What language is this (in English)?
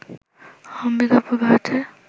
Bangla